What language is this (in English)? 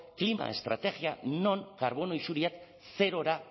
Basque